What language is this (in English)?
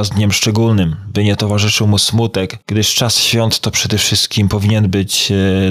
Polish